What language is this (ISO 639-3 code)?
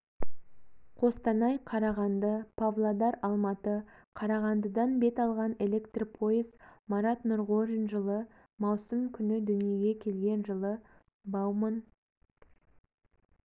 kaz